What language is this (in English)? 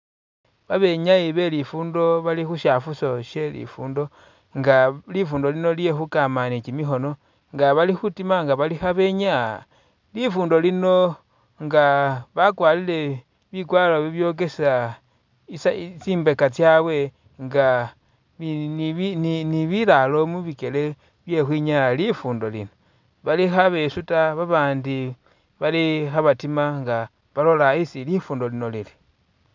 Masaaba